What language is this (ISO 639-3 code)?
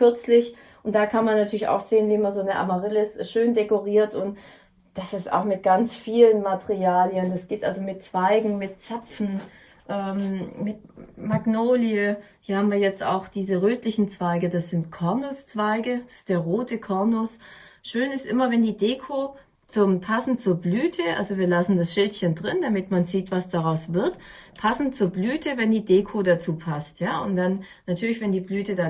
deu